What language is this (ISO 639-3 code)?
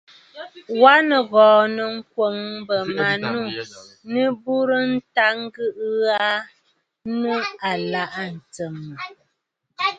bfd